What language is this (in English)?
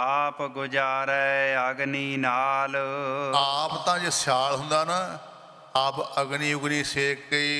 Punjabi